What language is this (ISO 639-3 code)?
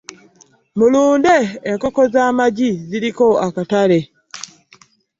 lug